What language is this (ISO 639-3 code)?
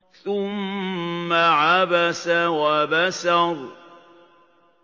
ara